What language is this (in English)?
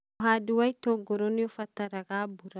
Kikuyu